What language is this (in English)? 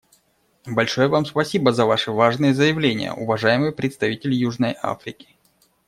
Russian